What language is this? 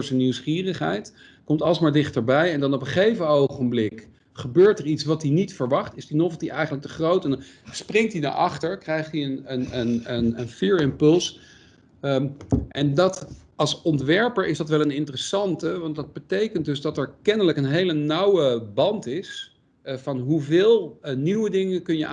Dutch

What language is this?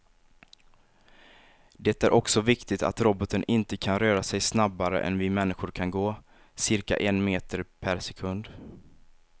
Swedish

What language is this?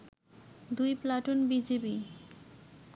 Bangla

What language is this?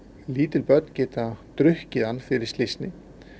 Icelandic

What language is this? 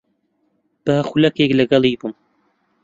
Central Kurdish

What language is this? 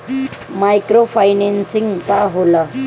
Bhojpuri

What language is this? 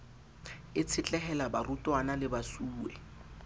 Southern Sotho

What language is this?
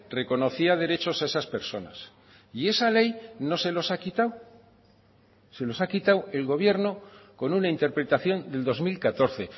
Spanish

